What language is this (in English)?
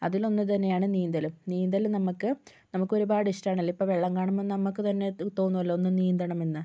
Malayalam